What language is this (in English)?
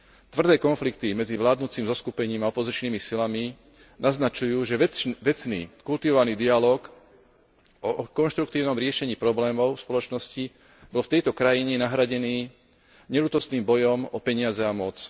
Slovak